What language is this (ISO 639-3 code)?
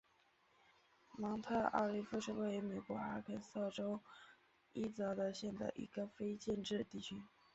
zho